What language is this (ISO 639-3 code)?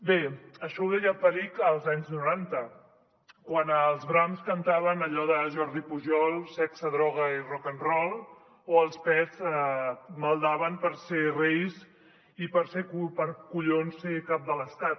cat